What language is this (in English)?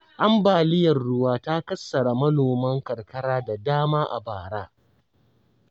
Hausa